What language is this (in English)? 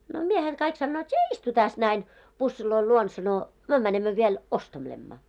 Finnish